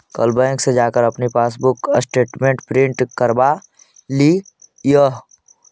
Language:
Magahi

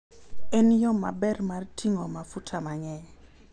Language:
Luo (Kenya and Tanzania)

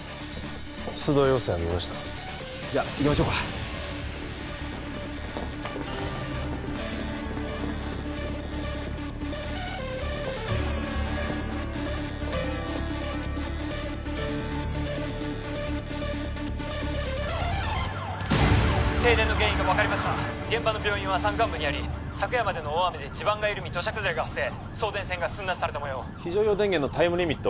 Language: Japanese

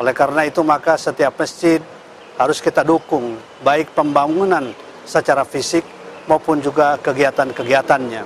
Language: Indonesian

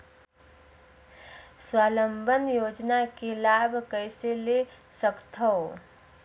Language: Chhattisgarhi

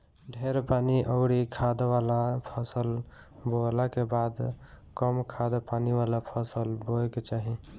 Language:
Bhojpuri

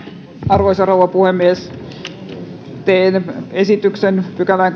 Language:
Finnish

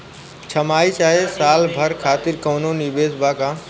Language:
Bhojpuri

